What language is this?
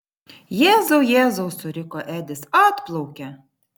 Lithuanian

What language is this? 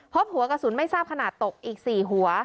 Thai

